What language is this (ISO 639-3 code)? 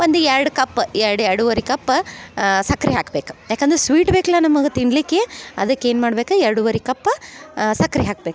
kan